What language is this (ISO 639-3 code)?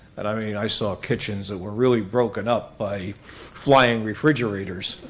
eng